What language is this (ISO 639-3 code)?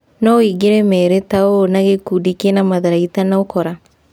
kik